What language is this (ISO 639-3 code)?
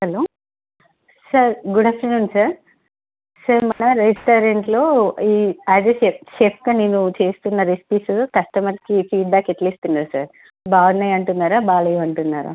tel